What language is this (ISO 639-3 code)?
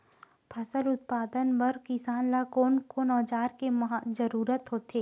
hne